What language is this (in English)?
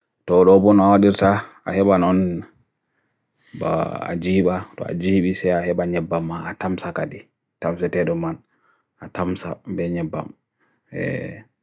Bagirmi Fulfulde